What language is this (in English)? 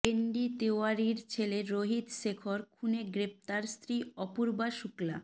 Bangla